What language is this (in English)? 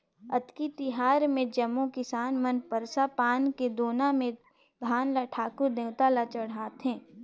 Chhattisgarhi